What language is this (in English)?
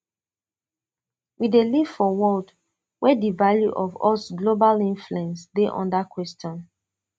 Nigerian Pidgin